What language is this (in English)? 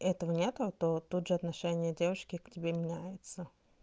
Russian